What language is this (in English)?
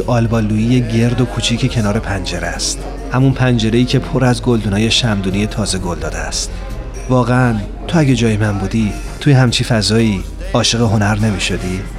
Persian